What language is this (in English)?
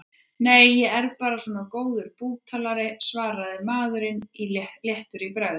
Icelandic